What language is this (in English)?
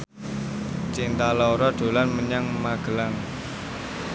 Javanese